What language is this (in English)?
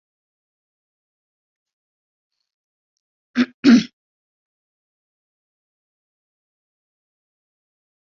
Guarani